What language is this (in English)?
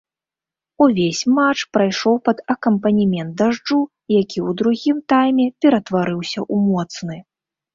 Belarusian